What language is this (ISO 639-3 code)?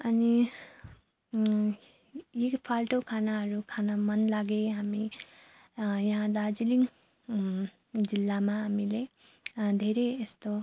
nep